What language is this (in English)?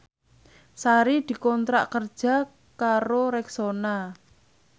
Javanese